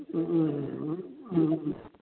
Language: Manipuri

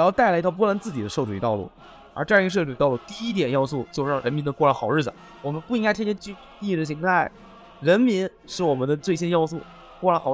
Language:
Chinese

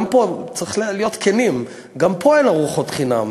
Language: Hebrew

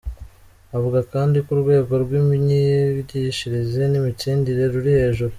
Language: Kinyarwanda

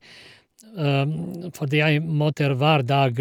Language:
Norwegian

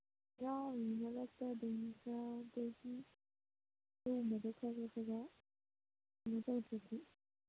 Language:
Manipuri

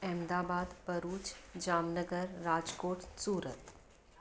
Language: Sindhi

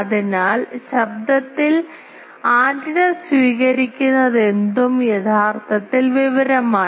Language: Malayalam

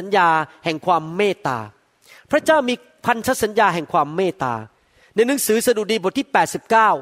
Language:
Thai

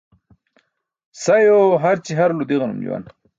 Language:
Burushaski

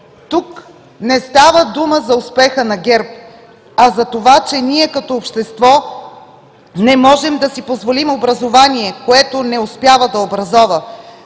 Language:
Bulgarian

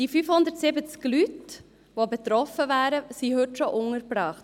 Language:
Swiss German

